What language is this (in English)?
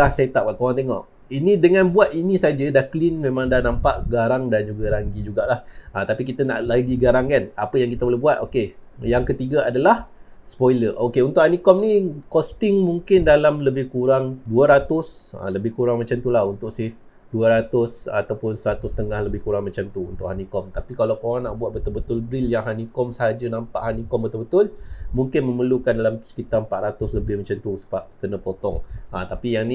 Malay